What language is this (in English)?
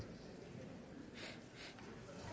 Danish